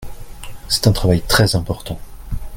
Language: French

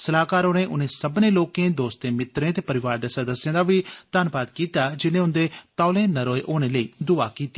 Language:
Dogri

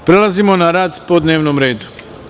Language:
Serbian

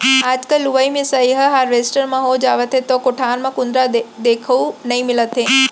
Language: Chhattisgarhi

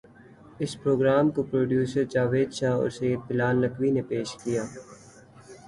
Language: Urdu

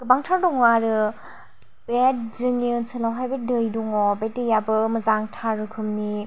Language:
Bodo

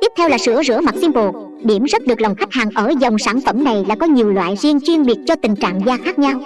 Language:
Vietnamese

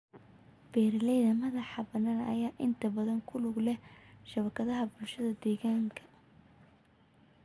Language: Somali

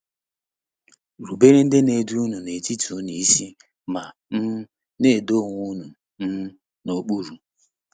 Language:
Igbo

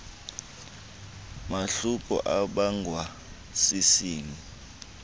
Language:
Xhosa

